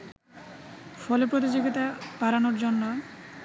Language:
Bangla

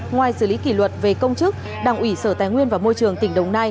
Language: Vietnamese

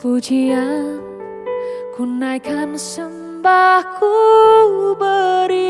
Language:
Indonesian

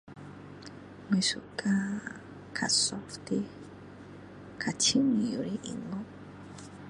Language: Min Dong Chinese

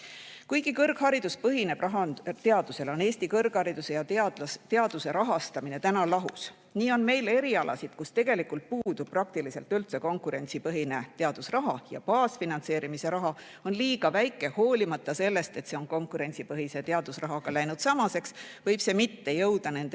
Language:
Estonian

